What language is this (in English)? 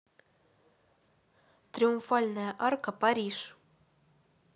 Russian